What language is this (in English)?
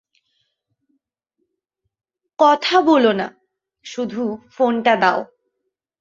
Bangla